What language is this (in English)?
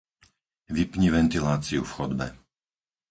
Slovak